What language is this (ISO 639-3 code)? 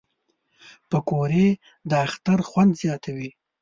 pus